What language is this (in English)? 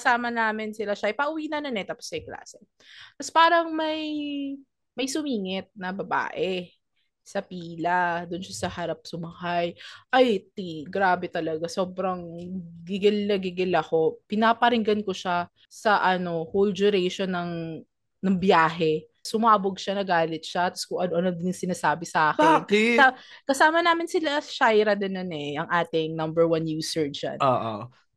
Filipino